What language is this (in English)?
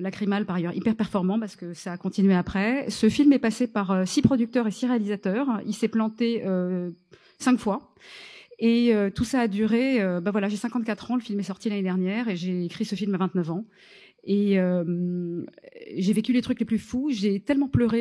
French